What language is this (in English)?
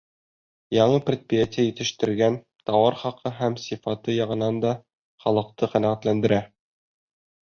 Bashkir